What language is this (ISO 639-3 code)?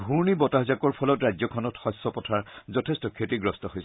asm